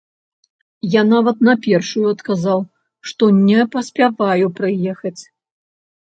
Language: Belarusian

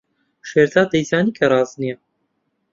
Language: Central Kurdish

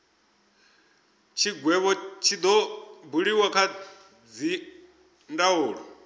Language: Venda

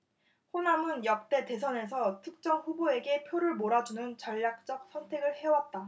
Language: Korean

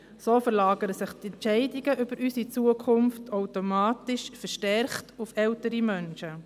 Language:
Swiss German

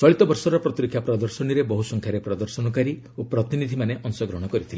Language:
Odia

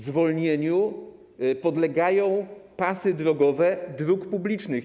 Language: Polish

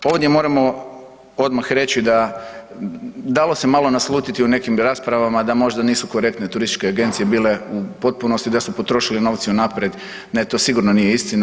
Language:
Croatian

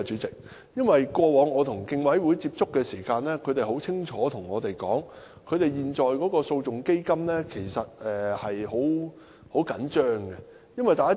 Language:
Cantonese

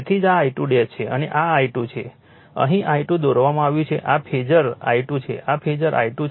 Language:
Gujarati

